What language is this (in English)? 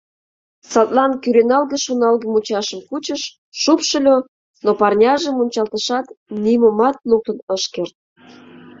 Mari